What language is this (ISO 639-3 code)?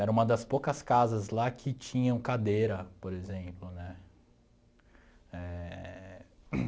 por